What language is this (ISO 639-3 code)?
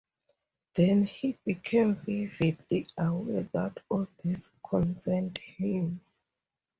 eng